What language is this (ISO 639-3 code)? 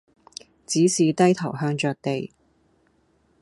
yue